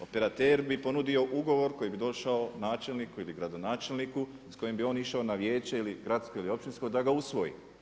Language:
Croatian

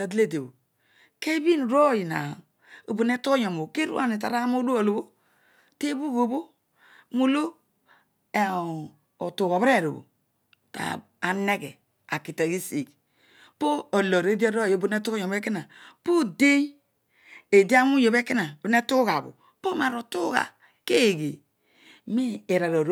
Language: Odual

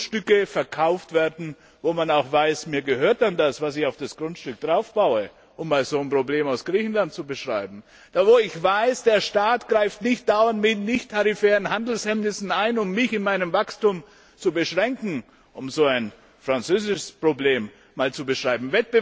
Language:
German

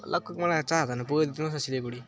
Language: Nepali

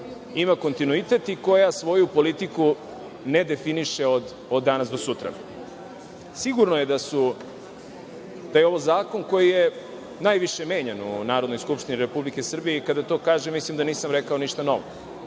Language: Serbian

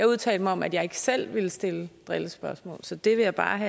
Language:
Danish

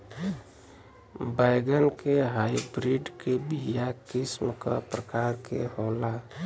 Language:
Bhojpuri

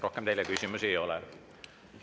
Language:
Estonian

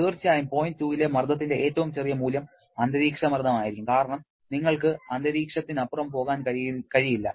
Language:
Malayalam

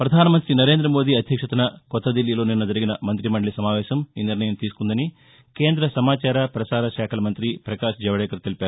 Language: Telugu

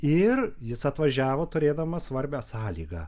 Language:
Lithuanian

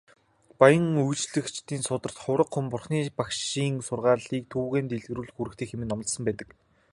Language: Mongolian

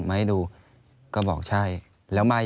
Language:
Thai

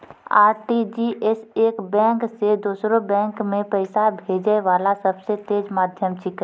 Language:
Maithili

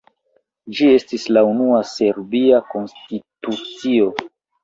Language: Esperanto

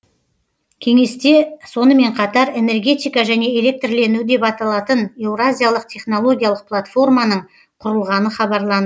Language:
Kazakh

